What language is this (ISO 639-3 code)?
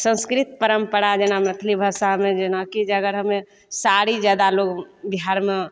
mai